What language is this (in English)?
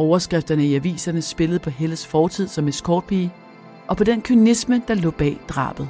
Danish